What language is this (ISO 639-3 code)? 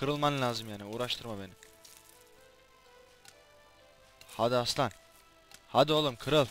tur